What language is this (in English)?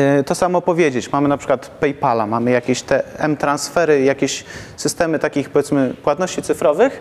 Polish